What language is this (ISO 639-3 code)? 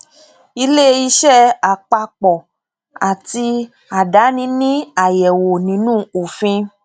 yor